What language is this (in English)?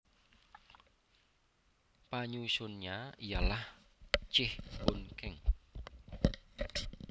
Javanese